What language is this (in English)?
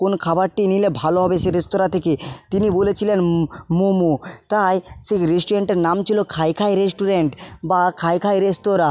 Bangla